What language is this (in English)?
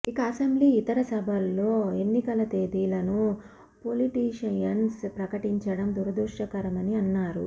Telugu